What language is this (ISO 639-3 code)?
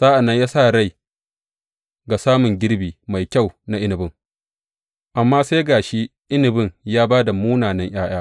hau